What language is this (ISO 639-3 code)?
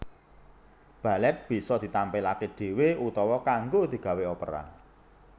jav